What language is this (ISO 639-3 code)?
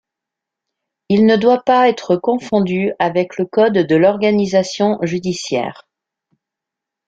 fra